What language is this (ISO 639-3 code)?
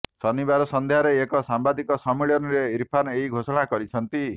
ori